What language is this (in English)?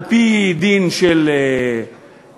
Hebrew